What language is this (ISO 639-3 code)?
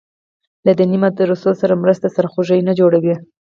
pus